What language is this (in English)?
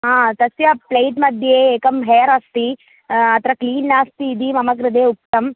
Sanskrit